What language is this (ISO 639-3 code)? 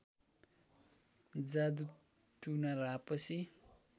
nep